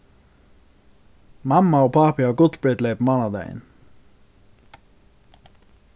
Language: Faroese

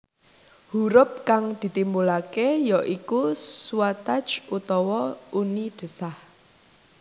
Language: Javanese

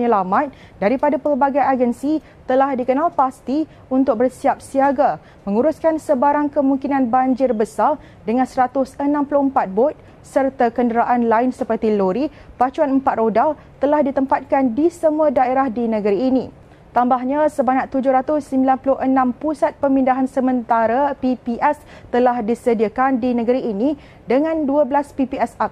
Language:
Malay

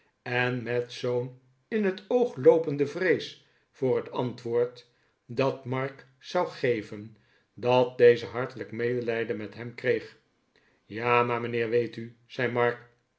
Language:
Dutch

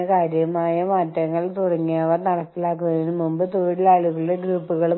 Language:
Malayalam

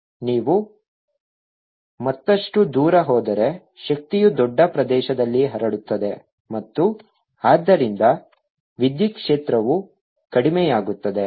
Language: Kannada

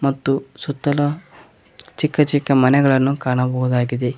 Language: Kannada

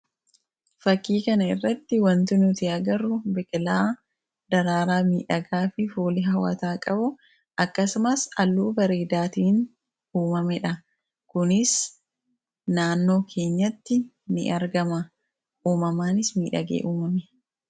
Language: Oromo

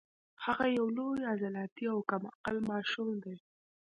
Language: Pashto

